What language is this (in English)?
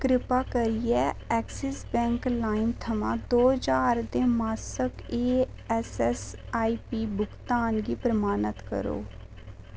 Dogri